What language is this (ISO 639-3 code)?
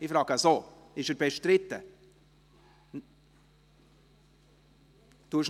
gsw